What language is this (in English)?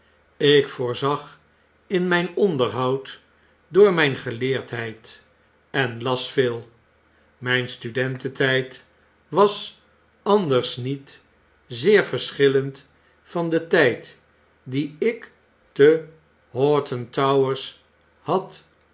Dutch